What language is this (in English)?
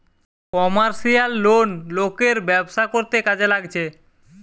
Bangla